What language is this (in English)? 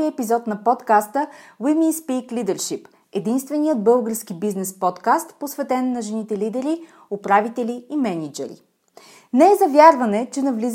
Bulgarian